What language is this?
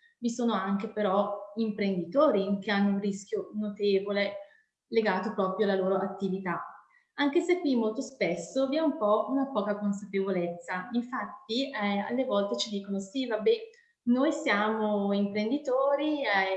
Italian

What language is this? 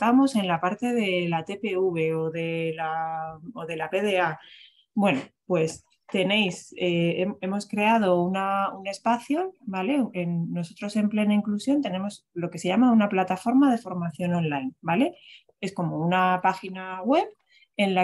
Spanish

